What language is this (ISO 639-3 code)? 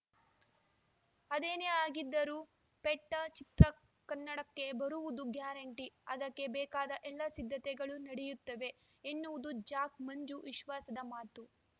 kan